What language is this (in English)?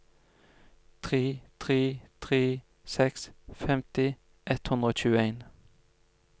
Norwegian